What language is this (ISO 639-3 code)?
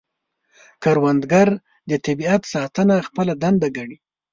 pus